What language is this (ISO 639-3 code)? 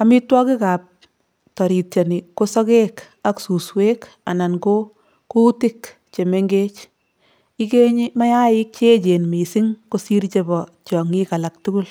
kln